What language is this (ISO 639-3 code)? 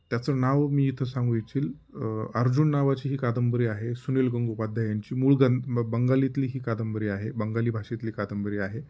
mar